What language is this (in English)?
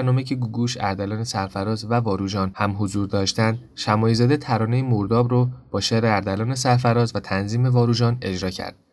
Persian